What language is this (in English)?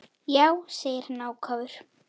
Icelandic